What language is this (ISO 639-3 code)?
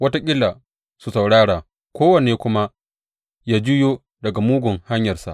hau